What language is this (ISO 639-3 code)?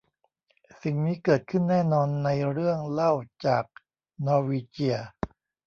tha